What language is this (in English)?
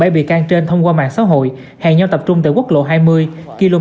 Vietnamese